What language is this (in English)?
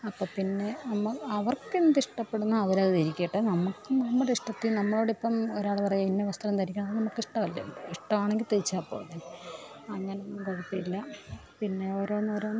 Malayalam